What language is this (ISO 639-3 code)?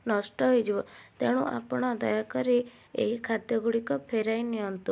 ori